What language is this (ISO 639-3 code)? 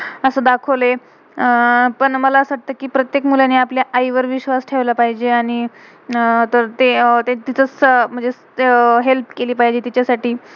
mar